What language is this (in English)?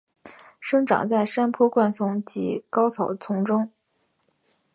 Chinese